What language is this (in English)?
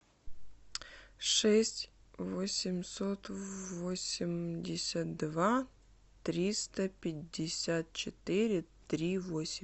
Russian